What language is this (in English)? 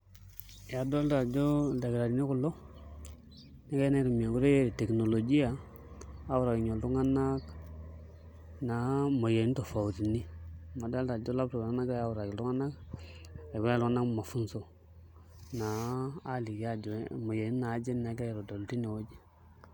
Masai